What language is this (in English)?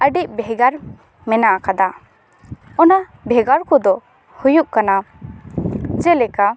Santali